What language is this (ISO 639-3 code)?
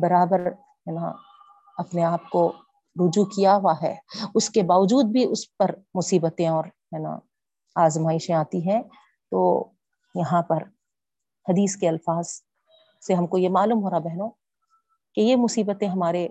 urd